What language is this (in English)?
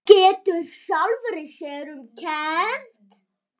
Icelandic